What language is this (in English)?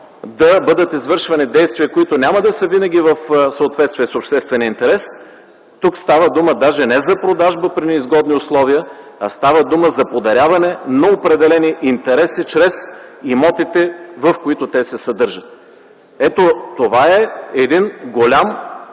Bulgarian